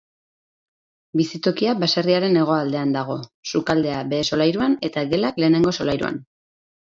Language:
Basque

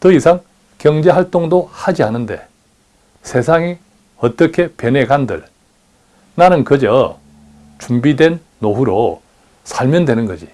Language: Korean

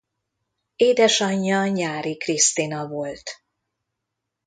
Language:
Hungarian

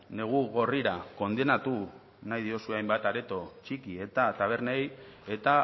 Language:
Basque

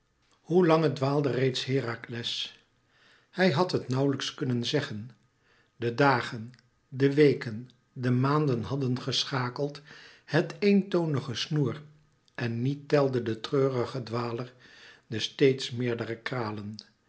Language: Dutch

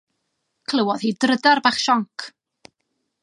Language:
Welsh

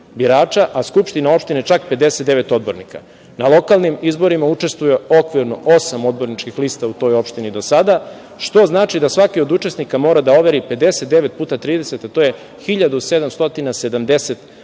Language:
Serbian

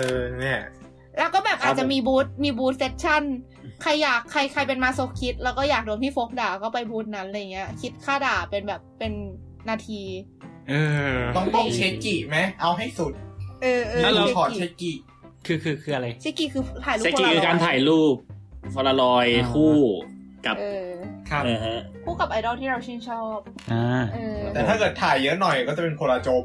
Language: Thai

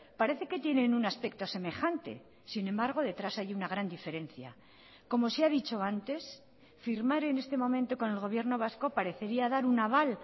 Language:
Spanish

